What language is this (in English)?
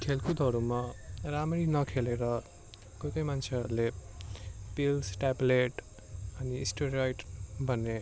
Nepali